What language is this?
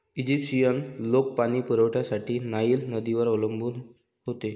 Marathi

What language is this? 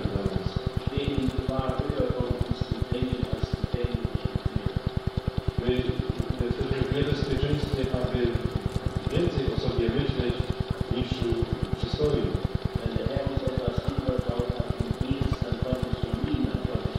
Polish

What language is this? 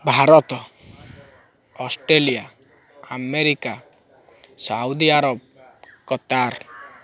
Odia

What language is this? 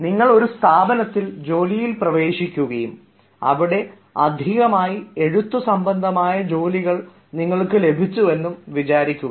Malayalam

